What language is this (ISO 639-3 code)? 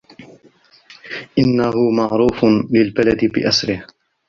ara